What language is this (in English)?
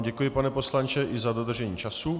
Czech